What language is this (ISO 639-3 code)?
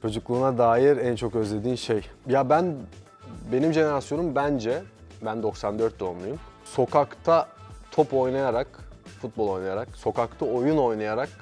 tur